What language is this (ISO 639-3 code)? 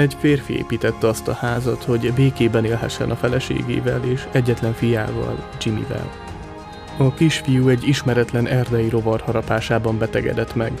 hun